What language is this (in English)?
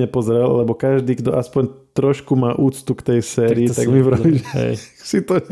Slovak